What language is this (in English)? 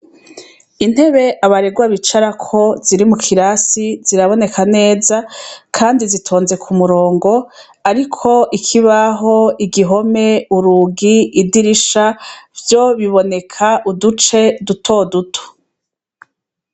Rundi